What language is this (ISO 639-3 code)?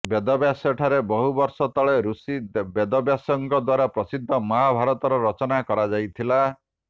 ori